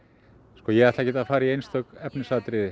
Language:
Icelandic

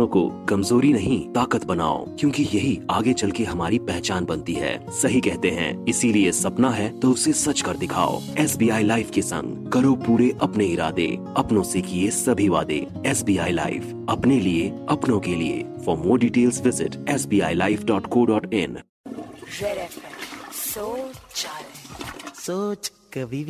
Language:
Hindi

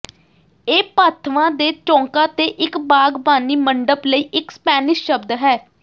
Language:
Punjabi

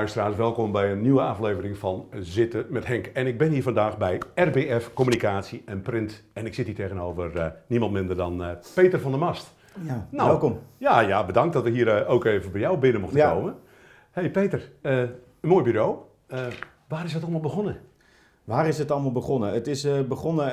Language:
Dutch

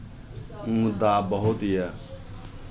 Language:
Maithili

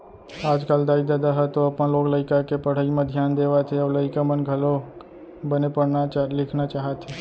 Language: Chhattisgarhi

